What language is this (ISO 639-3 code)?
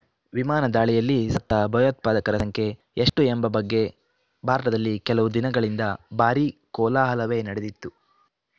kan